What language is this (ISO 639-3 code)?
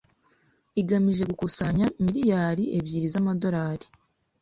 kin